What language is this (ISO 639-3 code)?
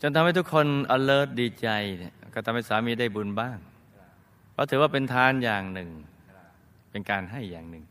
tha